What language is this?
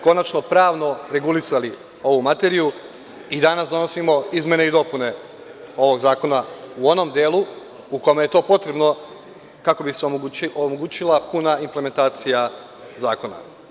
Serbian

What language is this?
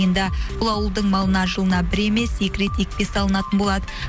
Kazakh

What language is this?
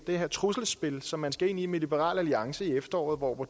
Danish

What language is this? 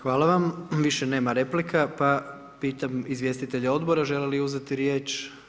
Croatian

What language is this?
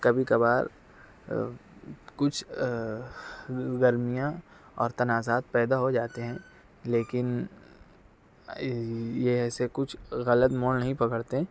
Urdu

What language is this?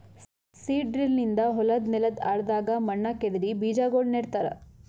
Kannada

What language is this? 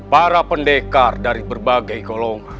Indonesian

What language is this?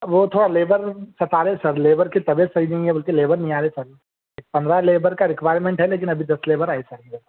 Urdu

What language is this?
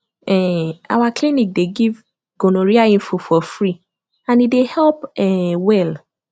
Nigerian Pidgin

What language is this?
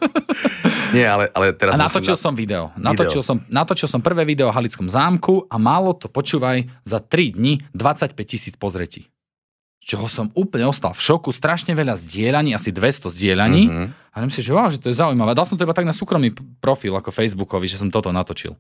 Slovak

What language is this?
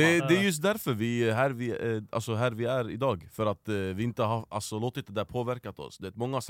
Swedish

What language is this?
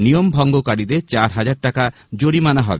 Bangla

